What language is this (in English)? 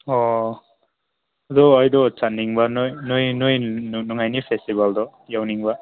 Manipuri